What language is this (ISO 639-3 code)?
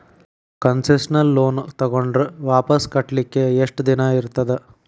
kan